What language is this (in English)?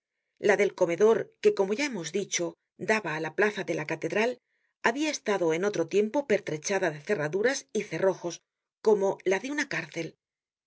Spanish